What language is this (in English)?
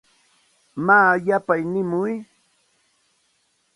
Santa Ana de Tusi Pasco Quechua